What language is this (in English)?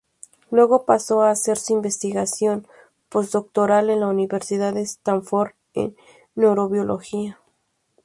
Spanish